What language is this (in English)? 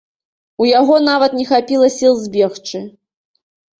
Belarusian